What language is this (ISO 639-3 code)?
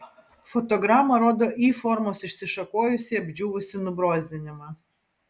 lit